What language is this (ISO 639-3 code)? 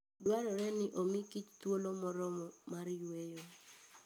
luo